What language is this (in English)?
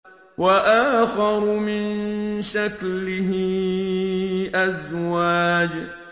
Arabic